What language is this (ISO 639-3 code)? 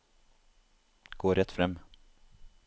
nor